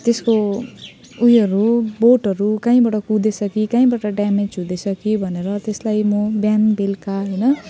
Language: Nepali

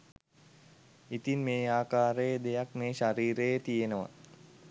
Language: Sinhala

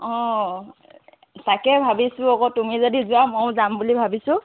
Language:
Assamese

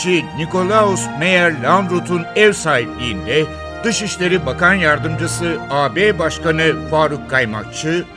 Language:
Turkish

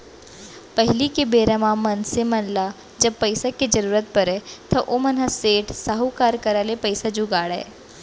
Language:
Chhattisgarhi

